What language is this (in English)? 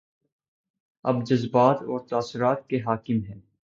Urdu